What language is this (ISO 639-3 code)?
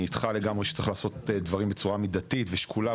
heb